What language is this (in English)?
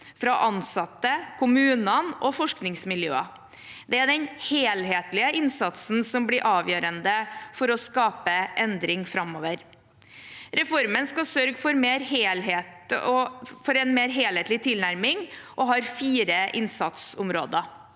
Norwegian